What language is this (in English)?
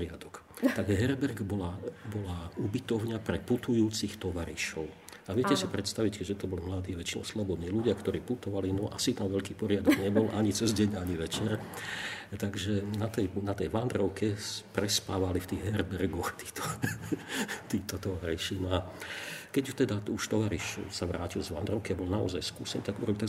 Slovak